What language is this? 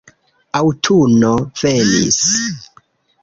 Esperanto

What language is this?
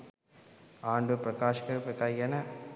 Sinhala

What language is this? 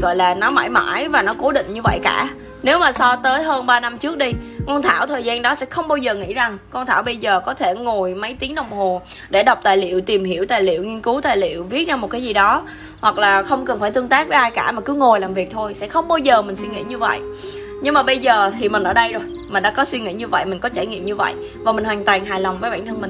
Vietnamese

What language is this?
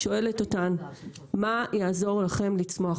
Hebrew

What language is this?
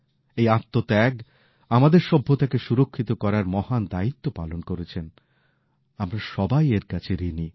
Bangla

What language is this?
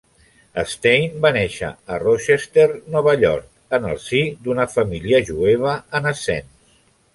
Catalan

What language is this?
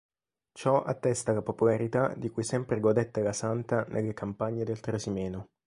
Italian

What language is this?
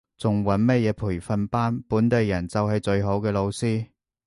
Cantonese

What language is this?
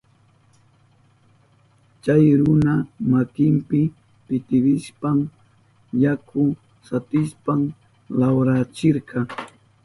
Southern Pastaza Quechua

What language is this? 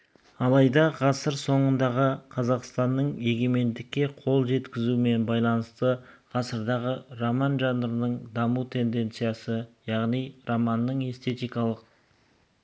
Kazakh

